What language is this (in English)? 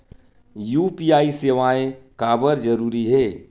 Chhattisgarhi